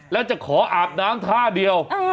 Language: Thai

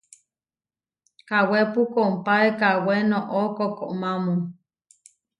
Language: Huarijio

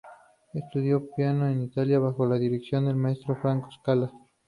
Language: Spanish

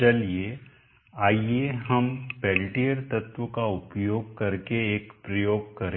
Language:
Hindi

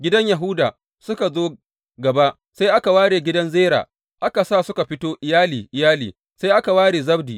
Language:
Hausa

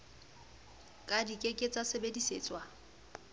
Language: Southern Sotho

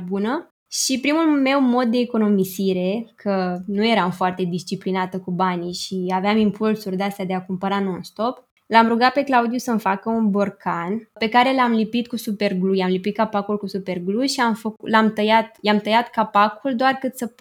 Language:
Romanian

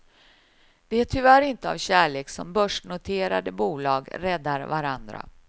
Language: Swedish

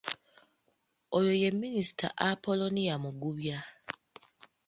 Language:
Ganda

